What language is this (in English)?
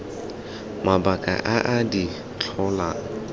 Tswana